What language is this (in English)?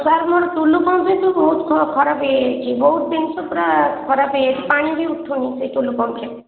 Odia